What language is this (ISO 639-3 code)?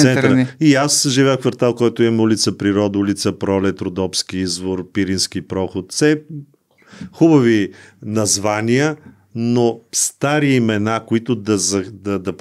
bul